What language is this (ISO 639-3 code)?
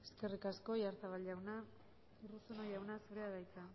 eus